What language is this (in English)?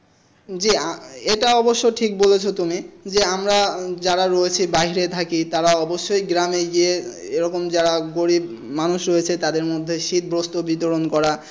Bangla